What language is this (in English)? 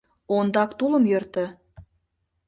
Mari